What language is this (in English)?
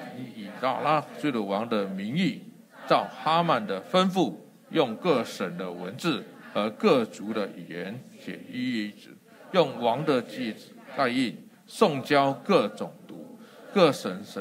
Chinese